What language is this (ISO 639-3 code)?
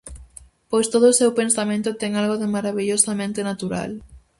glg